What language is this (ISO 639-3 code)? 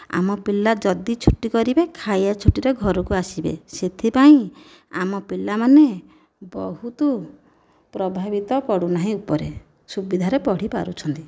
ori